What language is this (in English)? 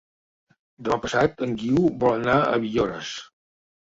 Catalan